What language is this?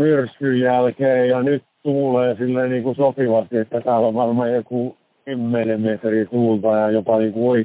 Finnish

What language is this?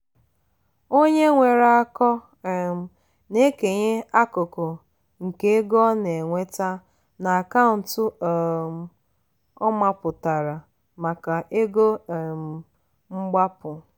Igbo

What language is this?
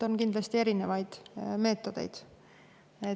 Estonian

